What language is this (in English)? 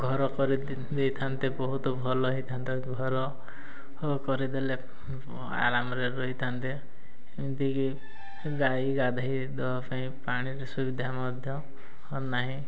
Odia